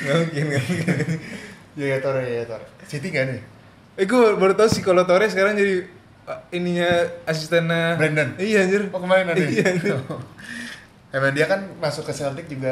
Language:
Indonesian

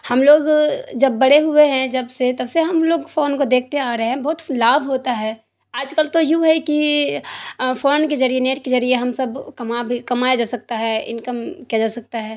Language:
Urdu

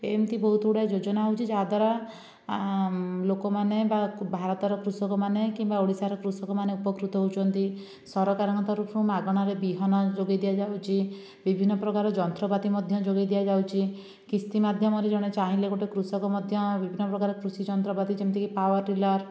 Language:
Odia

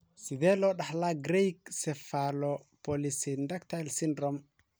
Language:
Somali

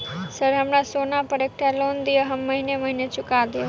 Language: Maithili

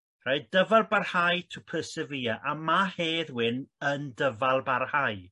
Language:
Welsh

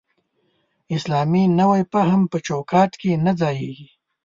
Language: Pashto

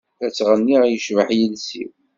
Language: Kabyle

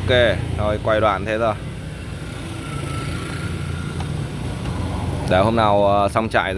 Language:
Vietnamese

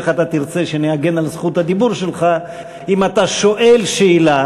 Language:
Hebrew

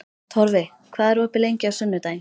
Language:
Icelandic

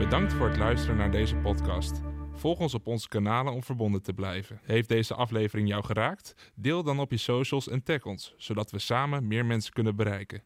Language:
Dutch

